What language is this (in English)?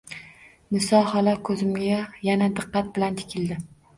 Uzbek